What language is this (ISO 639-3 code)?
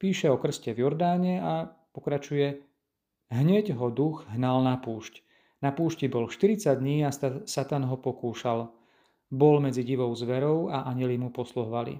slk